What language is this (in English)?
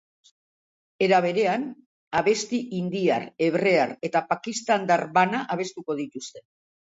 Basque